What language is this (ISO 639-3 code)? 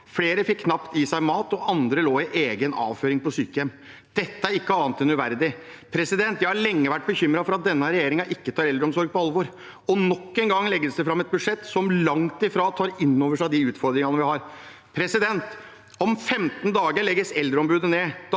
nor